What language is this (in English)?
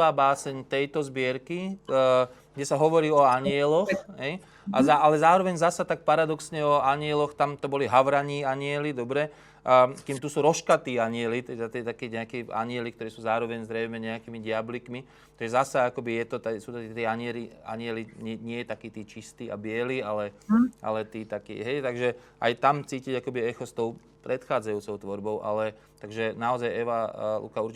Slovak